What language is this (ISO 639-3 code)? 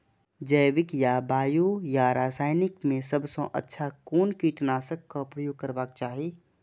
mai